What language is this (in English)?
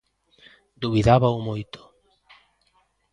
Galician